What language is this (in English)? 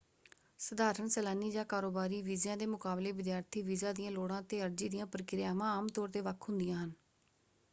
Punjabi